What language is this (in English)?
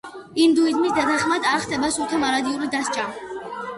Georgian